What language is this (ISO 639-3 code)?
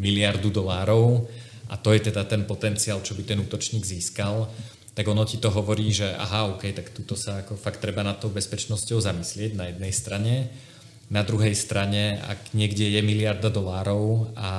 ces